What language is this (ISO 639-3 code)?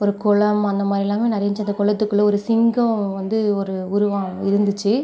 tam